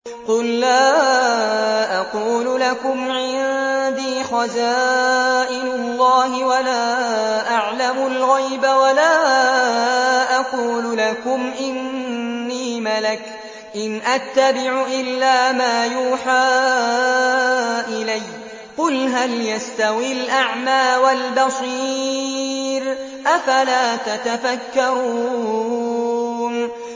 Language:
Arabic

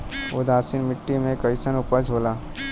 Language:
Bhojpuri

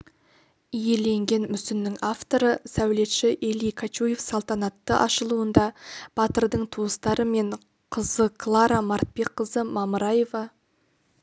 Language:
Kazakh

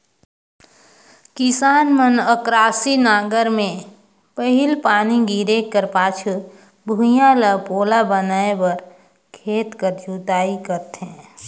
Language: Chhattisgarhi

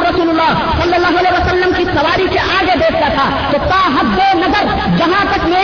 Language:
Urdu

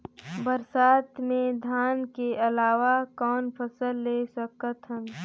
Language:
Chhattisgarhi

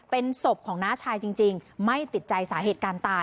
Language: Thai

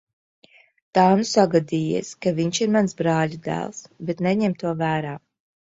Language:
Latvian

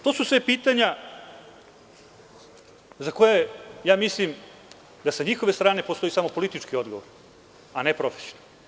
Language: Serbian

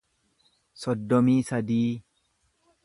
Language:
Oromo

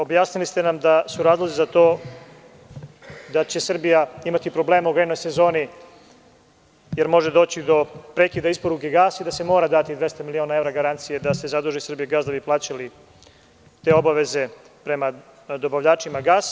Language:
Serbian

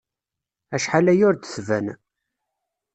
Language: Kabyle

